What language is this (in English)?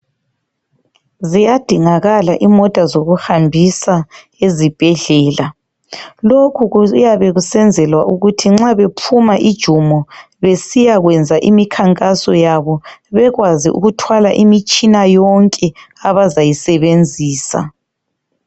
North Ndebele